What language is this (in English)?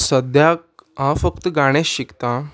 Konkani